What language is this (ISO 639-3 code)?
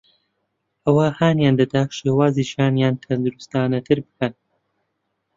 ckb